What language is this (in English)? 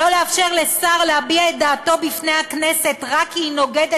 Hebrew